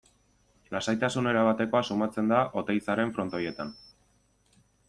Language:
Basque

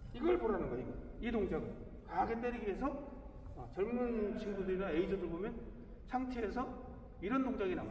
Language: Korean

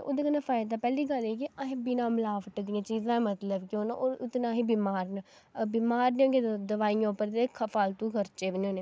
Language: Dogri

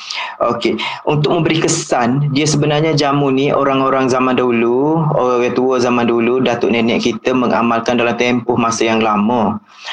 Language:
Malay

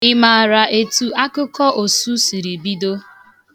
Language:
Igbo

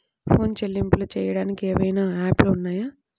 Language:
Telugu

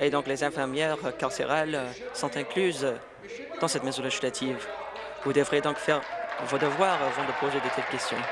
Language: French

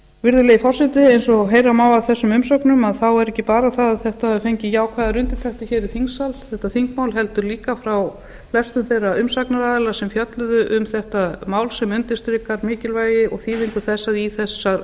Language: Icelandic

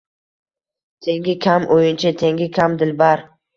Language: Uzbek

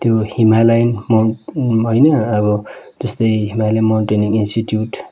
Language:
Nepali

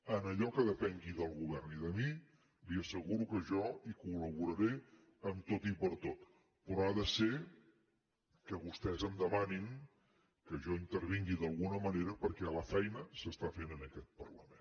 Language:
Catalan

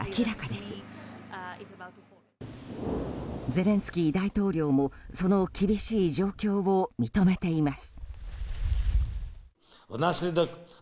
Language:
Japanese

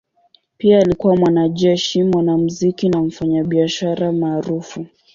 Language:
Swahili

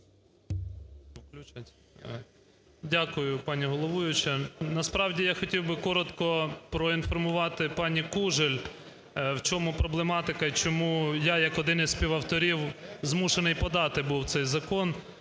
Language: Ukrainian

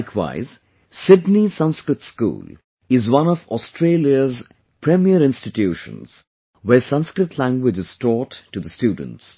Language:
English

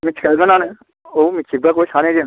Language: Bodo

